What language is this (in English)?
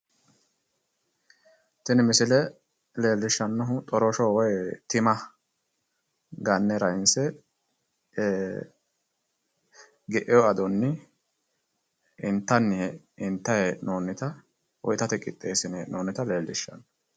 Sidamo